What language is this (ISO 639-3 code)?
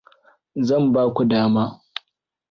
hau